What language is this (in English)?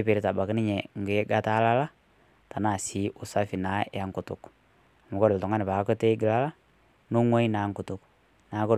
Masai